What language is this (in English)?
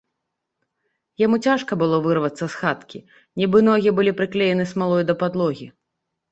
Belarusian